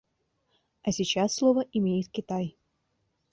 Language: Russian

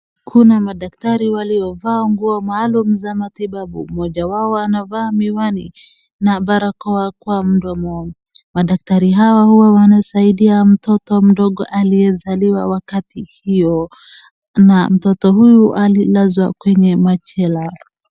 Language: Swahili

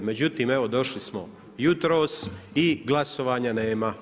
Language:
Croatian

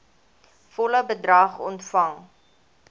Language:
Afrikaans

